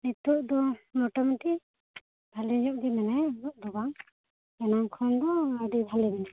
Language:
Santali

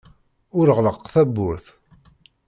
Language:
Kabyle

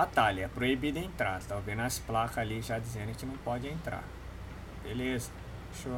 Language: Portuguese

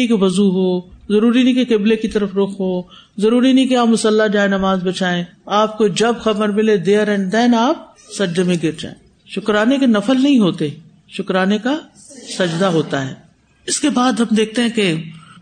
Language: Urdu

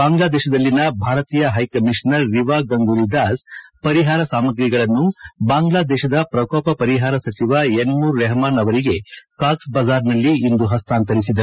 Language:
Kannada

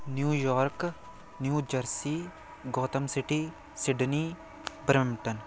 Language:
Punjabi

